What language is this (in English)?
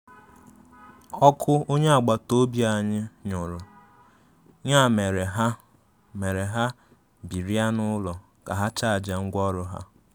Igbo